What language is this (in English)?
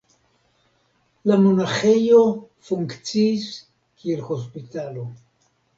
Esperanto